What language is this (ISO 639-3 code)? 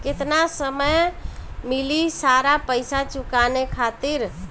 bho